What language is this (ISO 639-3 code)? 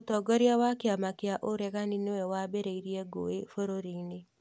kik